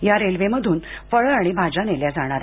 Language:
Marathi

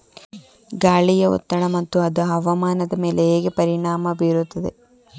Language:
Kannada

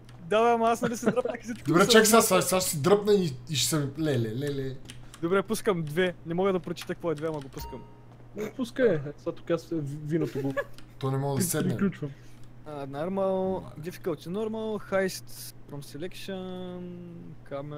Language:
Bulgarian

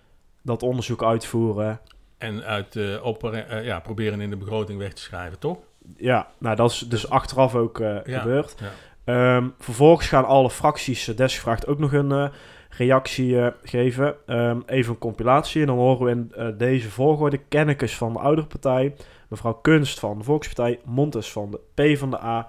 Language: Dutch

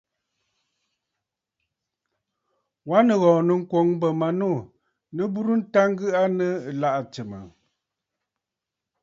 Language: Bafut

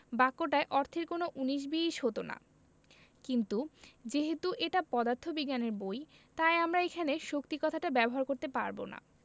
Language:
Bangla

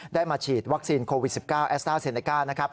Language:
Thai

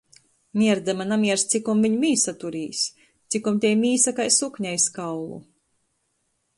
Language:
Latgalian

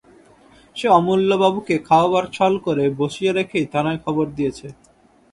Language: Bangla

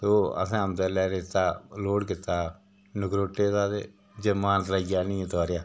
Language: Dogri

